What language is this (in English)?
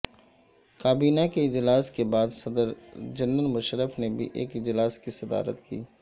Urdu